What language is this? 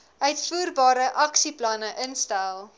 Afrikaans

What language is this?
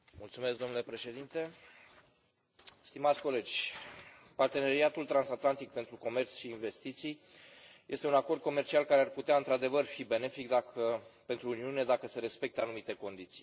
Romanian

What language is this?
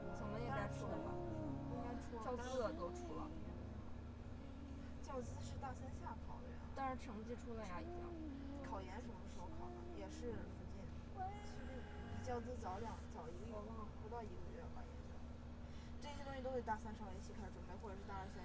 Chinese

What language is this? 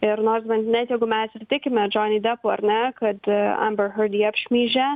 Lithuanian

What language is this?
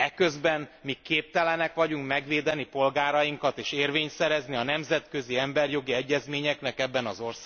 Hungarian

